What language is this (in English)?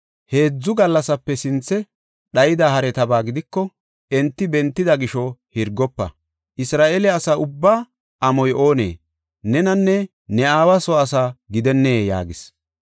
Gofa